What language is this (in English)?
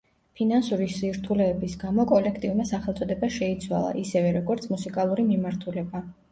Georgian